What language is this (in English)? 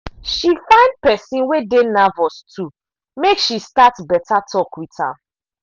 Nigerian Pidgin